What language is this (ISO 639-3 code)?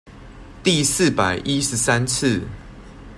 zho